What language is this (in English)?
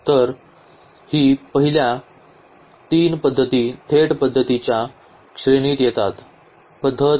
Marathi